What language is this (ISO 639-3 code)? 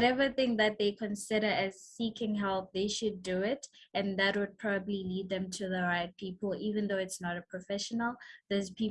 eng